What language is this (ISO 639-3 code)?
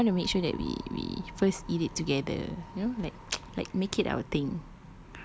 eng